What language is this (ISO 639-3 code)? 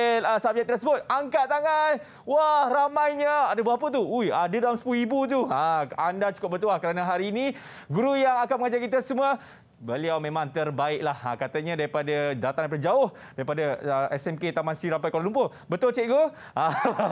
msa